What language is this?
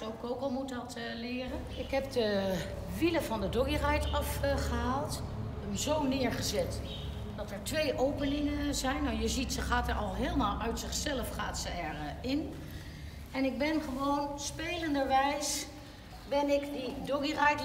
Dutch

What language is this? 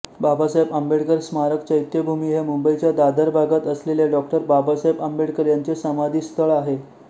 Marathi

